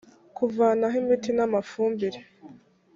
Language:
Kinyarwanda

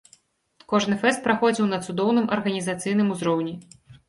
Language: Belarusian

